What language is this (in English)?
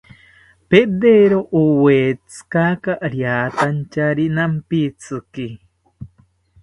South Ucayali Ashéninka